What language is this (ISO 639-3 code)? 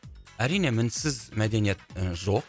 kaz